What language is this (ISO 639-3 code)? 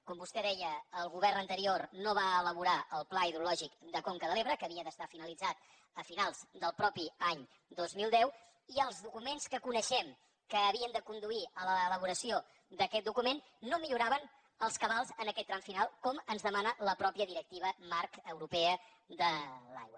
cat